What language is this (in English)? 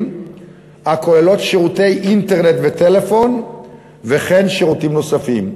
Hebrew